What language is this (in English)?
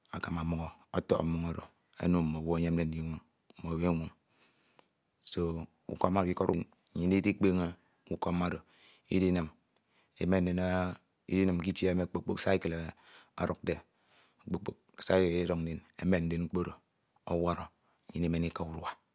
Ito